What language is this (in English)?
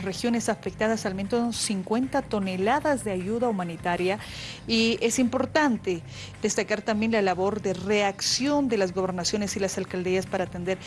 Spanish